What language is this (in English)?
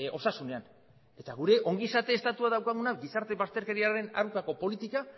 Basque